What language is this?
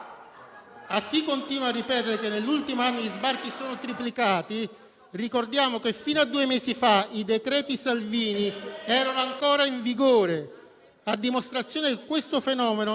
Italian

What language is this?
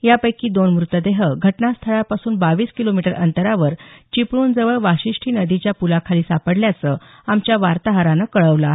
Marathi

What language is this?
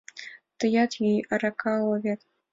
Mari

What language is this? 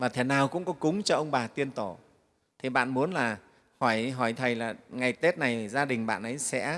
Vietnamese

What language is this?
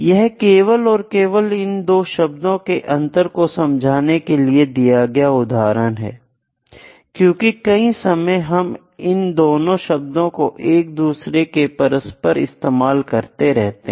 Hindi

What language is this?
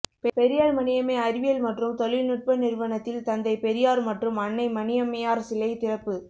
Tamil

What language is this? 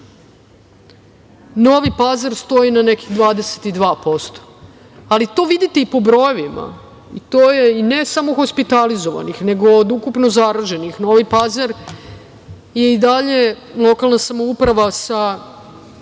Serbian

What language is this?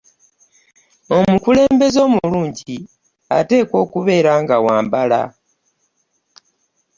Ganda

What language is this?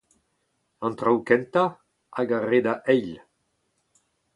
Breton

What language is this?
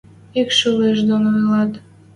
Western Mari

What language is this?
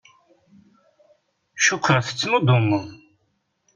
Kabyle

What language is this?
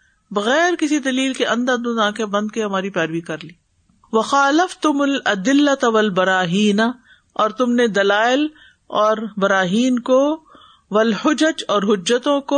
Urdu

